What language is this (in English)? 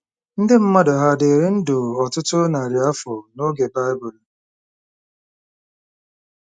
Igbo